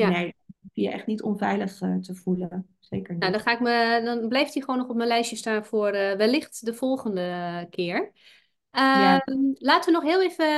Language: Dutch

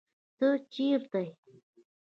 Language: Pashto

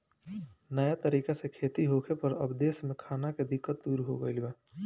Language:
Bhojpuri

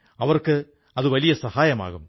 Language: Malayalam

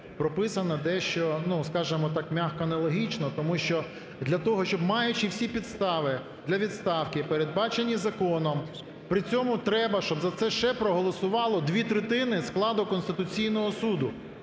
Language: Ukrainian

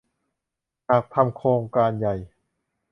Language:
Thai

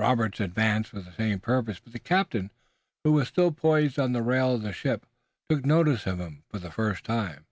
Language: English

